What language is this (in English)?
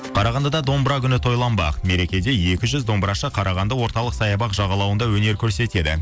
Kazakh